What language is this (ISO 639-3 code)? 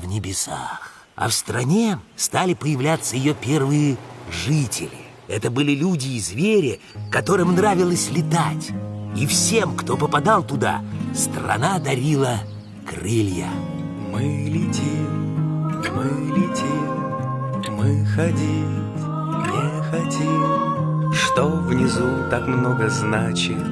rus